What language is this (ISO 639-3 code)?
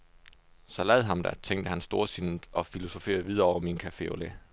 dan